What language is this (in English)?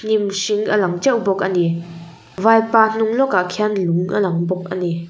Mizo